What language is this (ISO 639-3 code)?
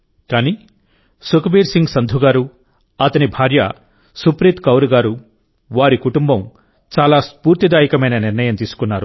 tel